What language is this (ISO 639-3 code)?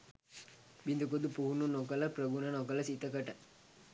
sin